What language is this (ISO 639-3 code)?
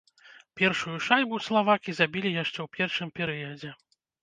bel